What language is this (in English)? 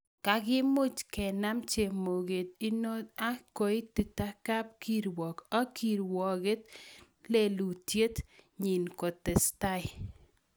Kalenjin